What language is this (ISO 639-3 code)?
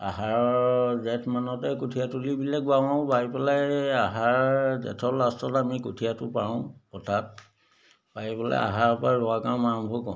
asm